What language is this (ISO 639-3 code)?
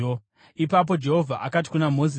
sna